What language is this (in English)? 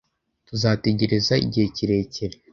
Kinyarwanda